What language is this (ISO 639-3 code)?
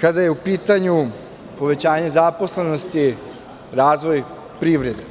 srp